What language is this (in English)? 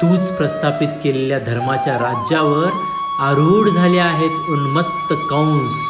Marathi